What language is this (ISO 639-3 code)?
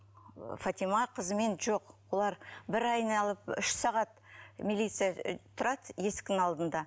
kaz